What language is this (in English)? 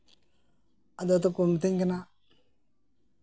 Santali